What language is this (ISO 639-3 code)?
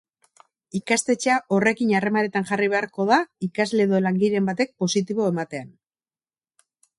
eus